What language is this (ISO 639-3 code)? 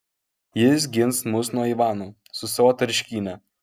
lit